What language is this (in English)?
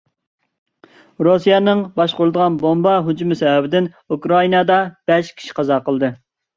Uyghur